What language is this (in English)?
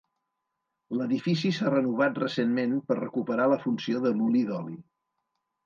Catalan